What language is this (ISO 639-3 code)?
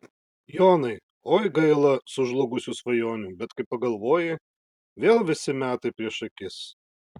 lit